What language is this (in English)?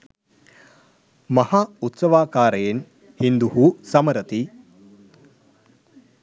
Sinhala